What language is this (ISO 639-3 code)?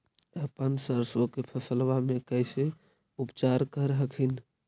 mag